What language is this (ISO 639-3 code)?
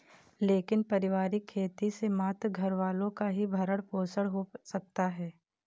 hin